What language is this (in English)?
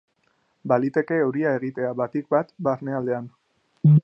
Basque